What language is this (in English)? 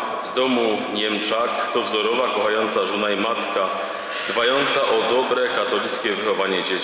Polish